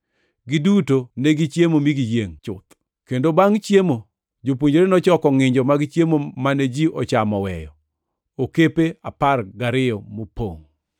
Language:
Luo (Kenya and Tanzania)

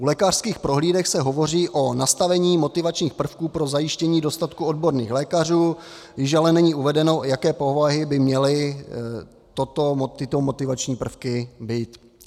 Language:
Czech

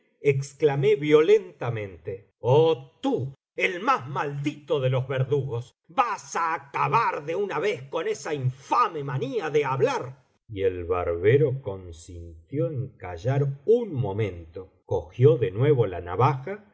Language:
Spanish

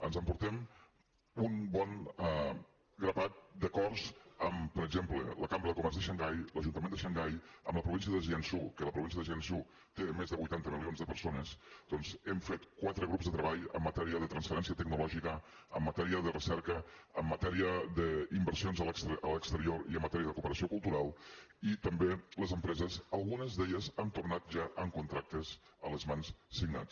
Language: Catalan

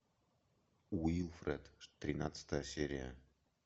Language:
Russian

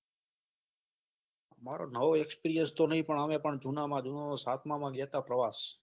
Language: Gujarati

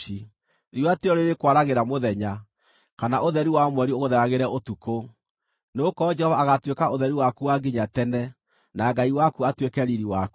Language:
Kikuyu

